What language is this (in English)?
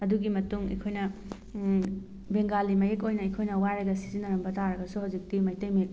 Manipuri